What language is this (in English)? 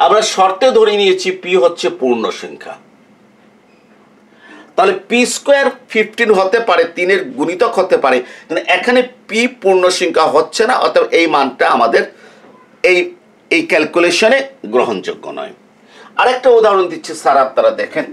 Bangla